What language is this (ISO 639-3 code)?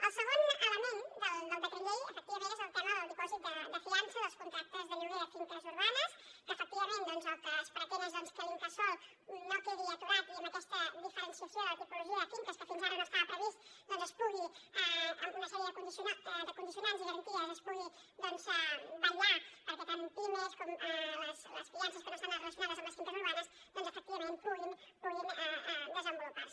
cat